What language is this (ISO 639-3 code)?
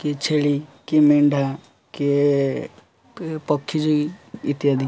ori